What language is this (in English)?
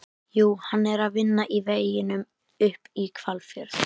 Icelandic